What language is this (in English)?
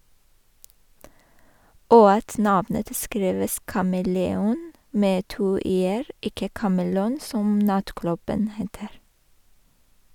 Norwegian